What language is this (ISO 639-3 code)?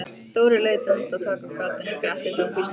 isl